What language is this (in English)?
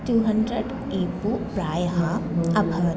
Sanskrit